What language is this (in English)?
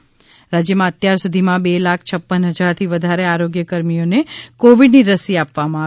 Gujarati